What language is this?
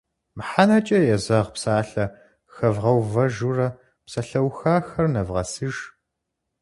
Kabardian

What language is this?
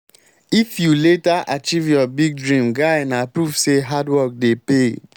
Nigerian Pidgin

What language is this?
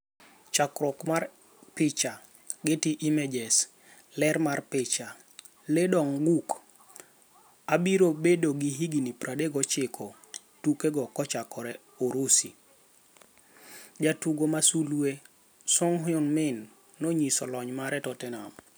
Luo (Kenya and Tanzania)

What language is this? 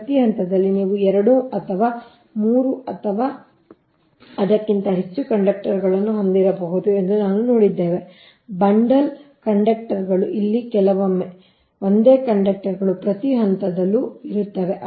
Kannada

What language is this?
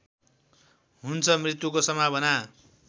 Nepali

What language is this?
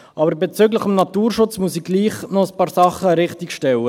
Swiss German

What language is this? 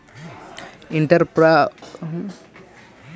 Magahi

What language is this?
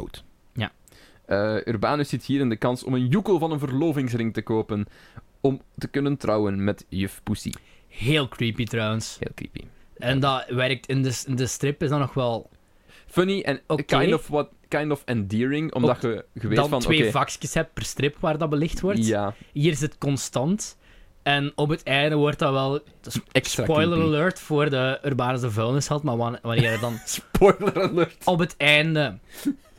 Dutch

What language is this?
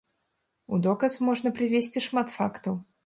Belarusian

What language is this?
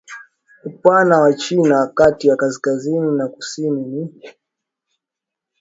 Swahili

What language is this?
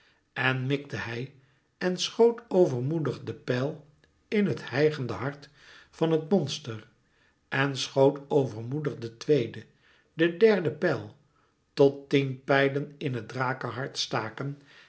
Dutch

